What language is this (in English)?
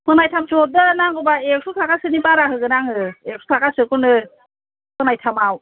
Bodo